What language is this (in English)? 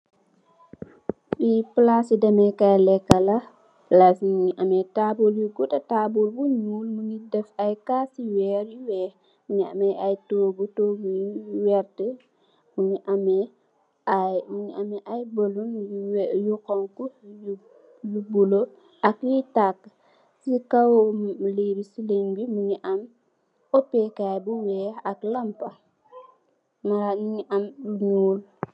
Wolof